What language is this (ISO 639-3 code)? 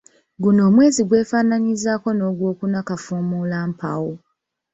lug